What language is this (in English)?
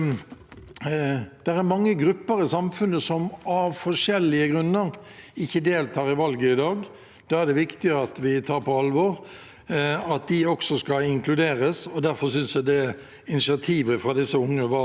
Norwegian